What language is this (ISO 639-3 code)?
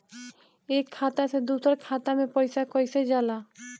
bho